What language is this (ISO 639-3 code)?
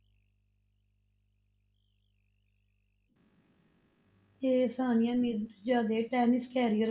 pan